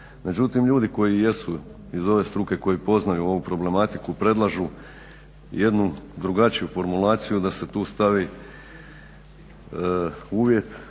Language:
Croatian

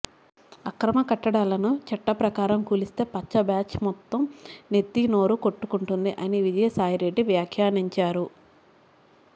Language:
Telugu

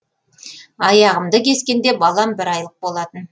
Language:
Kazakh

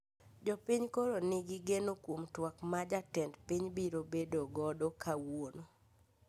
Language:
Luo (Kenya and Tanzania)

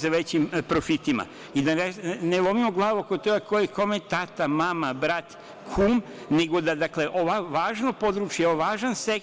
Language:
Serbian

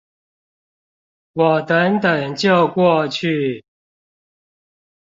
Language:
Chinese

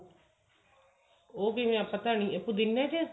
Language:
Punjabi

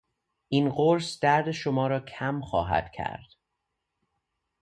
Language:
Persian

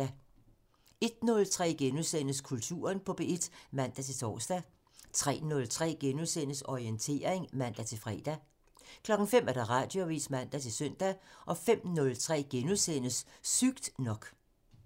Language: Danish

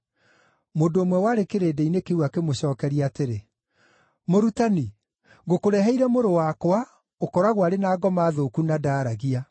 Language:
Kikuyu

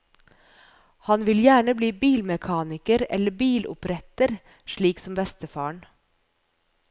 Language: Norwegian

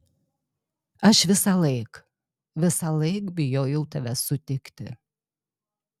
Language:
Lithuanian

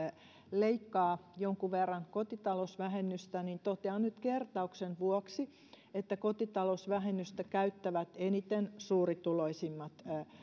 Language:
Finnish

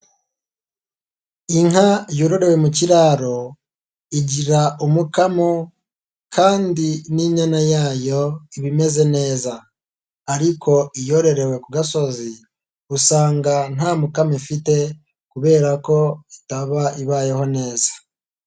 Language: Kinyarwanda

